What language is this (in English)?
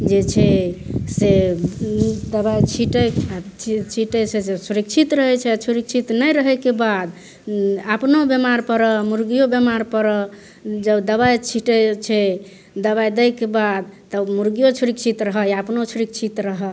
Maithili